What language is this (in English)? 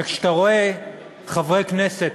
Hebrew